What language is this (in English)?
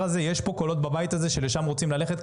Hebrew